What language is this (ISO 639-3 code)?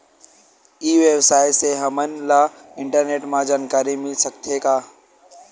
hne